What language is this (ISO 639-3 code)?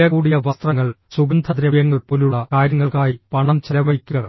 mal